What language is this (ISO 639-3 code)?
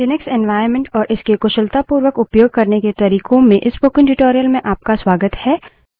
hin